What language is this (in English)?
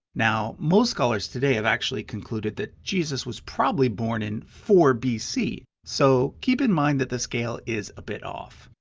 English